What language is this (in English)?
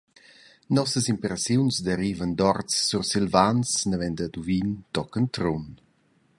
Romansh